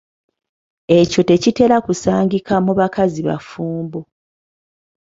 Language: Ganda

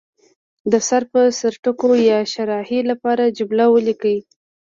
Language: Pashto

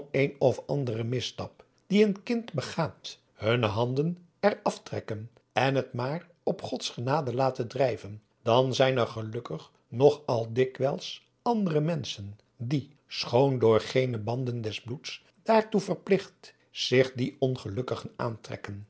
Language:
Dutch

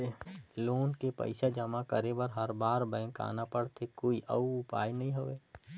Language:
Chhattisgarhi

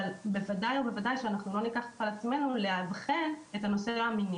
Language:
Hebrew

